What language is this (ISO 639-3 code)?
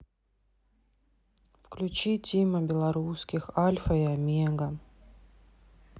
rus